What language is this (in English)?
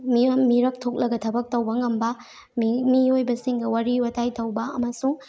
Manipuri